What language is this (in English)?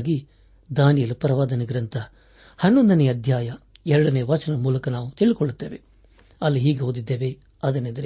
Kannada